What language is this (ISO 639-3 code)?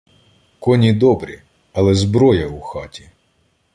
ukr